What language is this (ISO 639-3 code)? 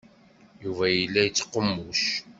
kab